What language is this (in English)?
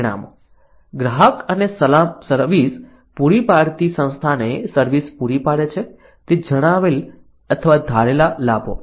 Gujarati